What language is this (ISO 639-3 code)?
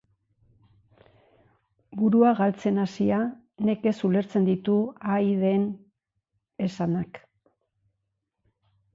eus